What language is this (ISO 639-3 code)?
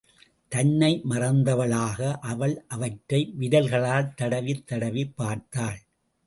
tam